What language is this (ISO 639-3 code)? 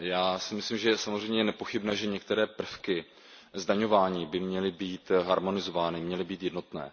ces